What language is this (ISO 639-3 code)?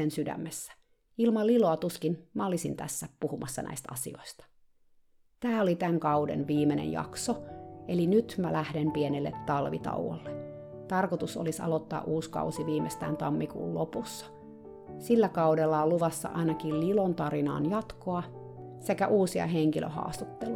fin